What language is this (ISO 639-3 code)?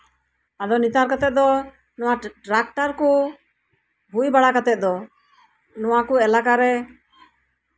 sat